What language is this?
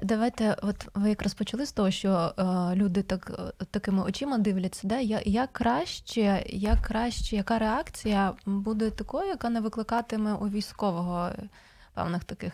Ukrainian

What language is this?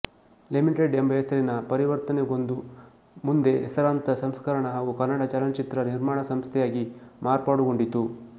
Kannada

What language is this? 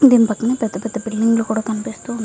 Telugu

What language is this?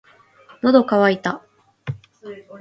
Japanese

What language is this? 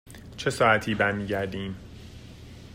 Persian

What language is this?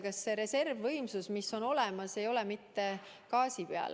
Estonian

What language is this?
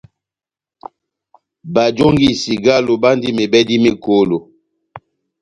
Batanga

